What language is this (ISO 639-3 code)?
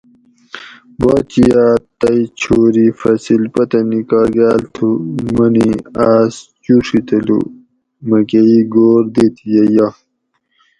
gwc